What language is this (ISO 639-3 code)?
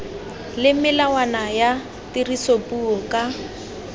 tsn